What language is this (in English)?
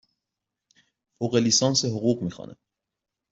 Persian